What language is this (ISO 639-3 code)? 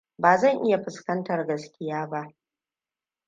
hau